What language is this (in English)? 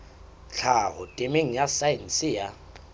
Southern Sotho